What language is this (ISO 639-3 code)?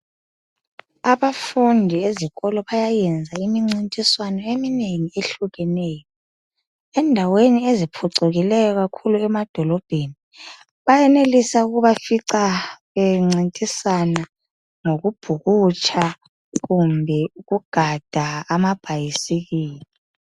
nde